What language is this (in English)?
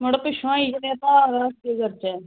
Dogri